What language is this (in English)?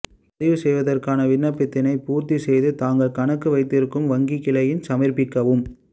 Tamil